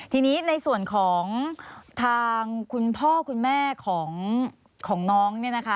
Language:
Thai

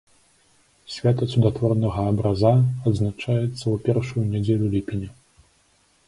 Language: Belarusian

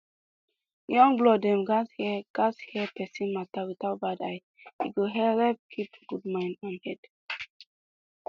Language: Nigerian Pidgin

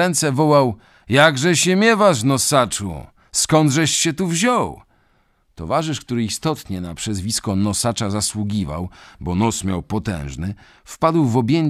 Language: Polish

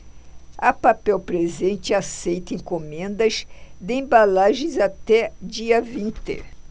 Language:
Portuguese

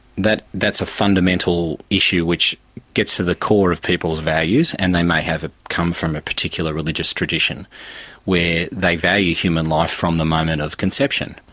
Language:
English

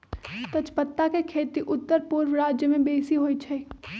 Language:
Magahi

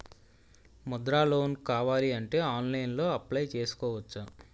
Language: Telugu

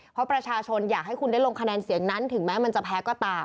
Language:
Thai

